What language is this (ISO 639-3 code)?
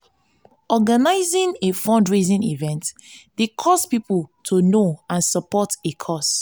pcm